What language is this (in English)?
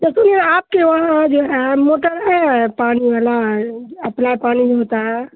Urdu